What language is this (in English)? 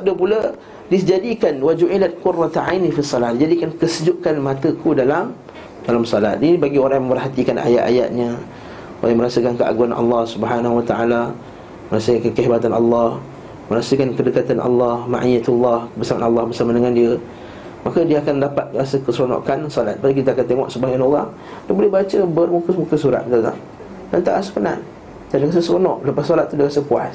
Malay